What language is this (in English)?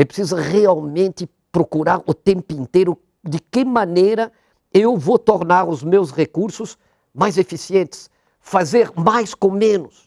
Portuguese